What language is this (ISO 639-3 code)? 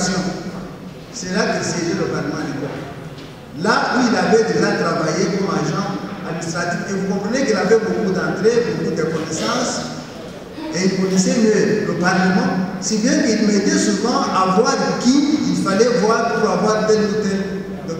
fra